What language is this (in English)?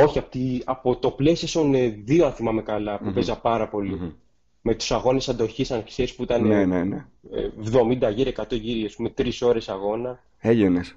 Greek